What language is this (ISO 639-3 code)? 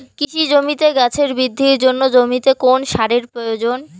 ben